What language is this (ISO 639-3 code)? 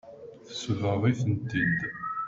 kab